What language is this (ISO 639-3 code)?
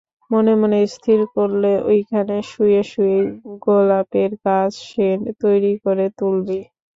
ben